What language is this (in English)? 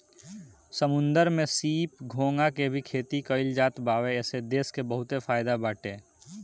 Bhojpuri